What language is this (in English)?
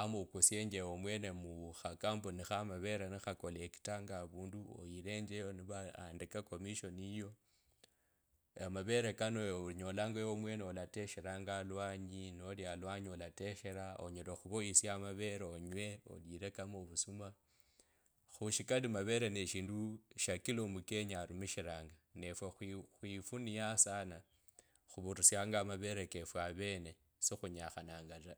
Kabras